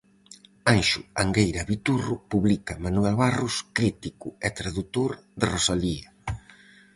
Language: Galician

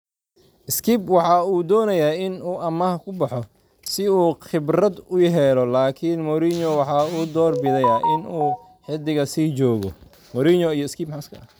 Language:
Somali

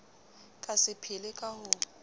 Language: Southern Sotho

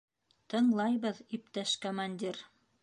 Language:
Bashkir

